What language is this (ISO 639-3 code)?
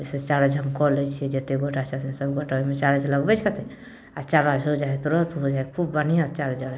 mai